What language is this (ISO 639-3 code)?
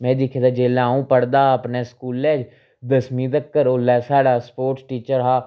doi